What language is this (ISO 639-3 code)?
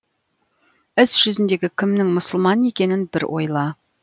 kaz